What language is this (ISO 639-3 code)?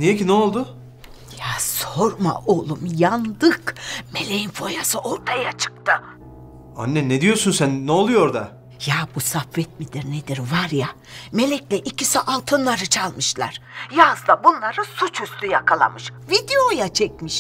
tur